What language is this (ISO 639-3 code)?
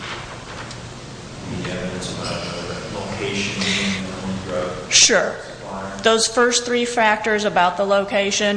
eng